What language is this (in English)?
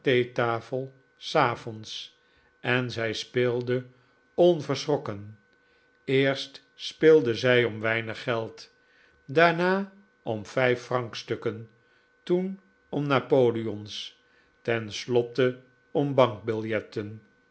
Dutch